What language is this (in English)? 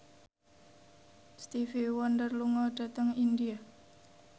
Javanese